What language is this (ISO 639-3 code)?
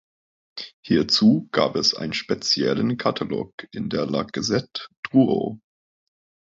deu